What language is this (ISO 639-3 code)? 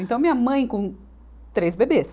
por